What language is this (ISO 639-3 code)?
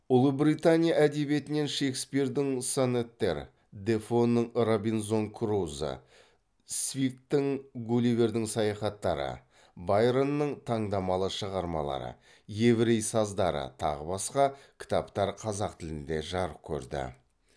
kaz